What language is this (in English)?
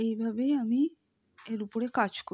Bangla